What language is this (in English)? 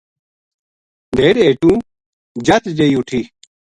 Gujari